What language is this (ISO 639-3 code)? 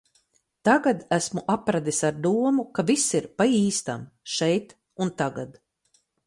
lav